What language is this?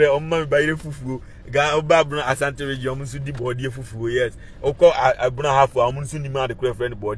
English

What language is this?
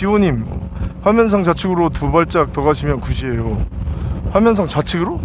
Korean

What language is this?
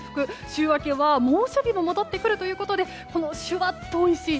Japanese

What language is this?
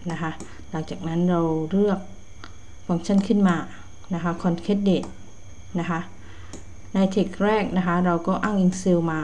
Thai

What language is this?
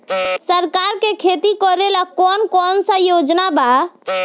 Bhojpuri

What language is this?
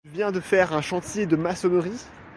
French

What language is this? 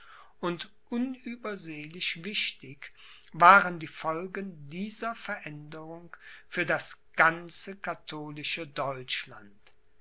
German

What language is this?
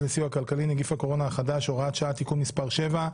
Hebrew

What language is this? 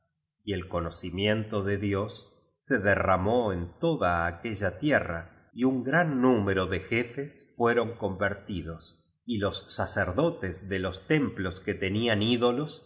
Spanish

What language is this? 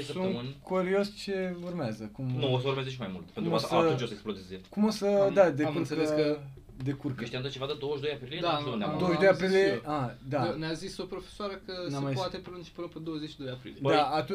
Romanian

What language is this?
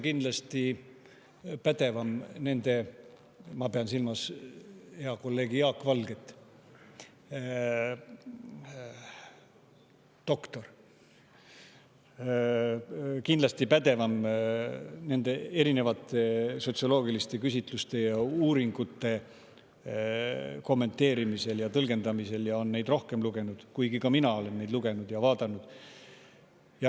Estonian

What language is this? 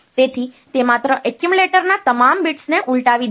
Gujarati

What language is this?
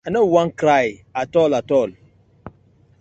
Nigerian Pidgin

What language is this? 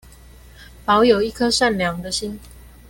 Chinese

